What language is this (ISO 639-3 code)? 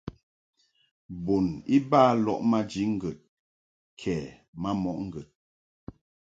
mhk